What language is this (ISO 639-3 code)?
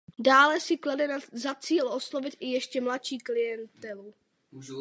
ces